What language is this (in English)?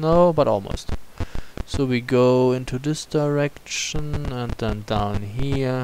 English